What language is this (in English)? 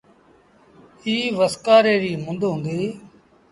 Sindhi Bhil